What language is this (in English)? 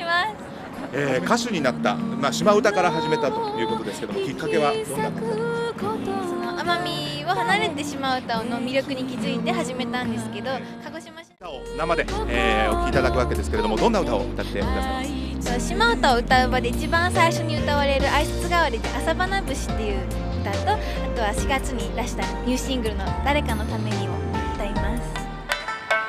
Japanese